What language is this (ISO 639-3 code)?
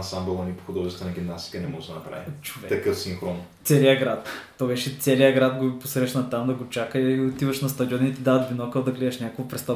bul